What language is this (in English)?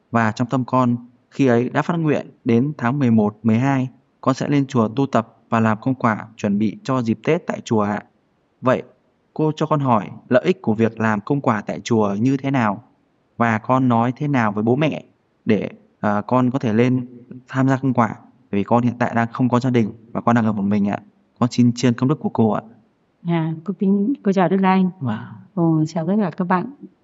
Vietnamese